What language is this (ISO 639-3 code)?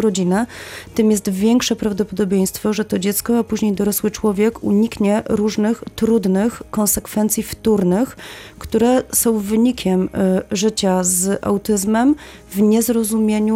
pol